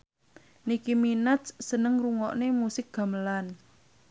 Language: Javanese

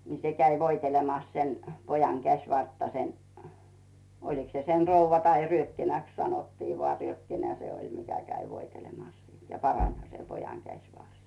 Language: Finnish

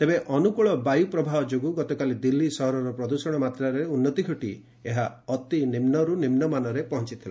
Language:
Odia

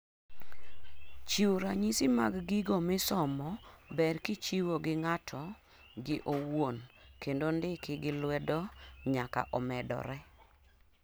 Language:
Luo (Kenya and Tanzania)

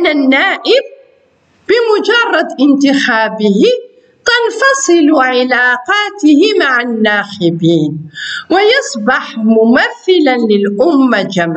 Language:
Arabic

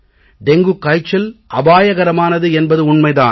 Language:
Tamil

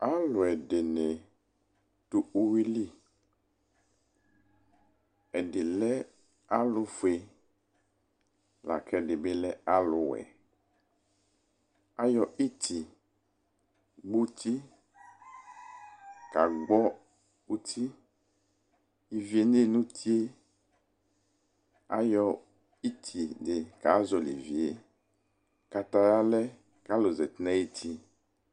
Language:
Ikposo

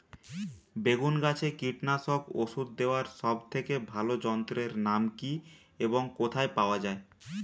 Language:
Bangla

